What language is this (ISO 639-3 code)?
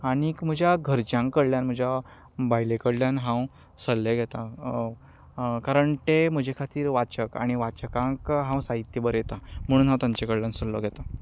kok